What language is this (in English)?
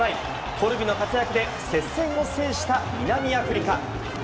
Japanese